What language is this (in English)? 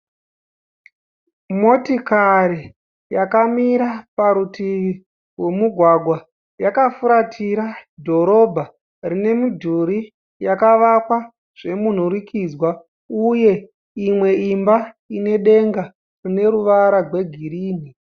Shona